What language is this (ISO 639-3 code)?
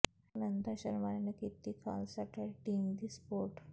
pan